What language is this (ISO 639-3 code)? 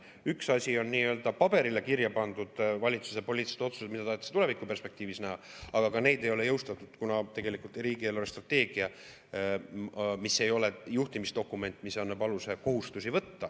est